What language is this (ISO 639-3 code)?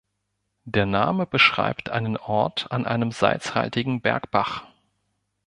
deu